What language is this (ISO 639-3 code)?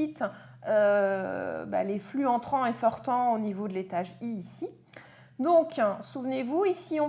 fra